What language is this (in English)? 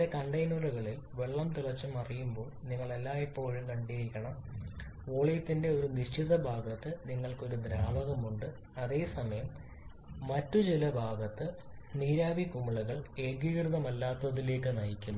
Malayalam